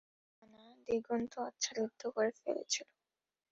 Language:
Bangla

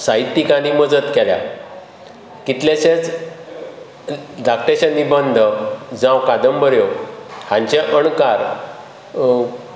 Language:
Konkani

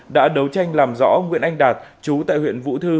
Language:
Vietnamese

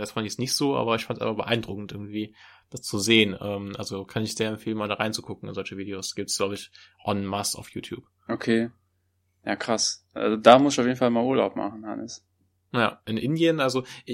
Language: German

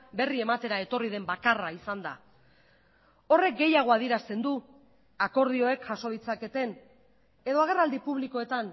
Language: Basque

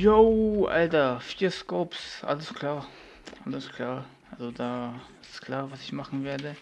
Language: German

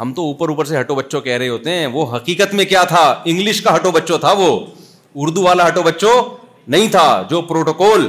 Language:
Urdu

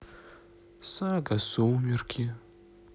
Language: Russian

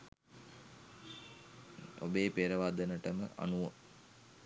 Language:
Sinhala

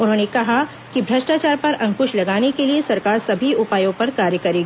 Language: Hindi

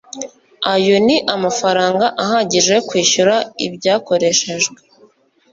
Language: Kinyarwanda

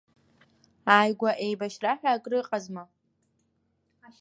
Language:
Abkhazian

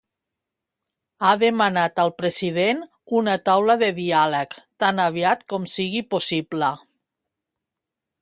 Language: Catalan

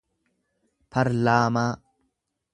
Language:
Oromo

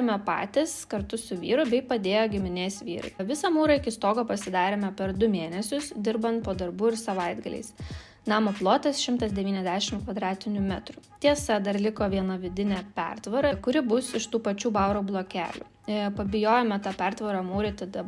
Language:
Lithuanian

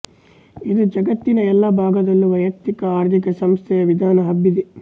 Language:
Kannada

